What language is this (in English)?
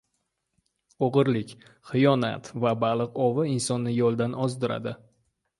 Uzbek